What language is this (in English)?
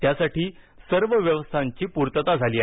Marathi